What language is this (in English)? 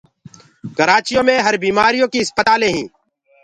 Gurgula